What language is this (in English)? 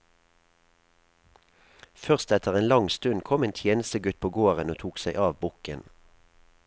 Norwegian